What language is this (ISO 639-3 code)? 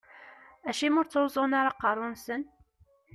kab